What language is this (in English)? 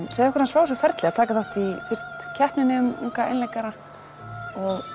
Icelandic